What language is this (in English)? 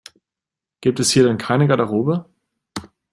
German